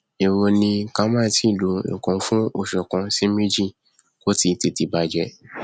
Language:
Yoruba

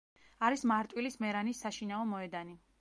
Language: Georgian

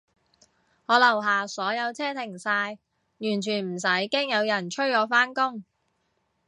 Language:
Cantonese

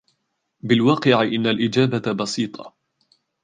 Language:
Arabic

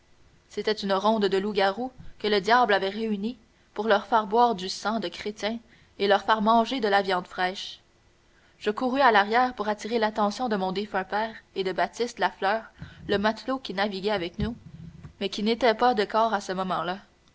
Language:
French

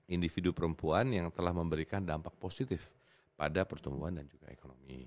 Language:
Indonesian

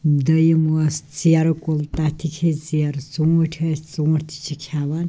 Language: Kashmiri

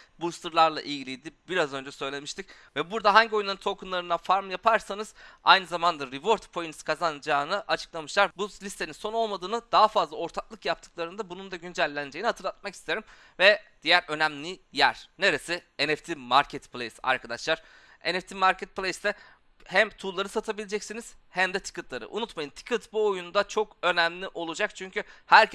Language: Turkish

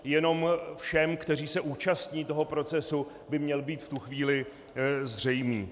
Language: Czech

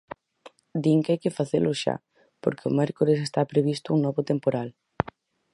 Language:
Galician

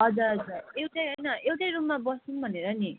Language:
Nepali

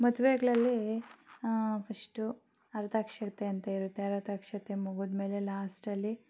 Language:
Kannada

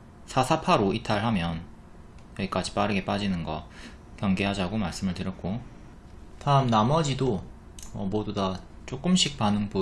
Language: Korean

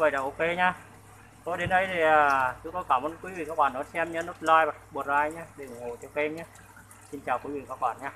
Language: Vietnamese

